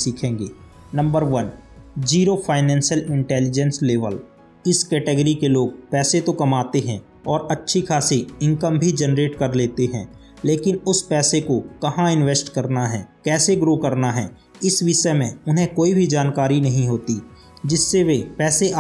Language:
Hindi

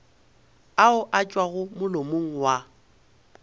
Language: Northern Sotho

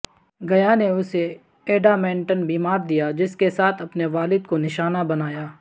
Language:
Urdu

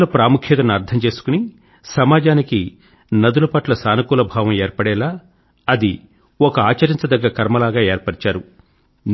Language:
Telugu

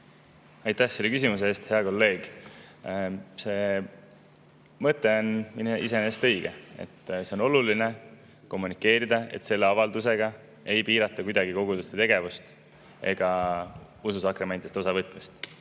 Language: Estonian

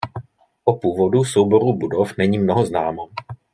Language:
Czech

